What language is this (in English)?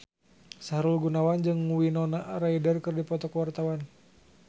Sundanese